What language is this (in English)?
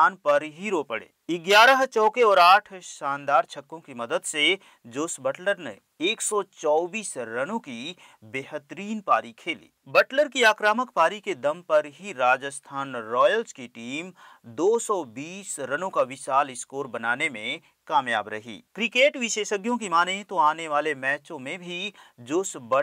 Hindi